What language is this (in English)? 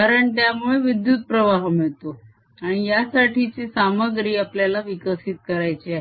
Marathi